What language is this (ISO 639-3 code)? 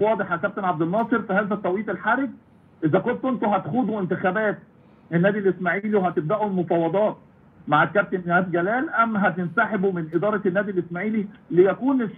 ara